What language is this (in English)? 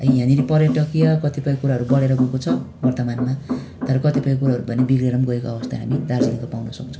Nepali